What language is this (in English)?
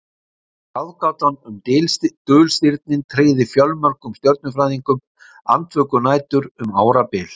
Icelandic